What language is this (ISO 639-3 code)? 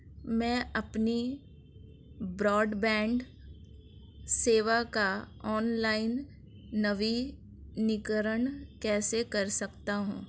hin